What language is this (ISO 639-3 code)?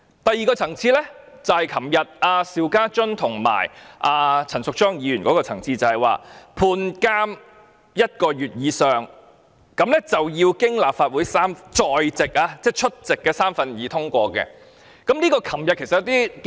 yue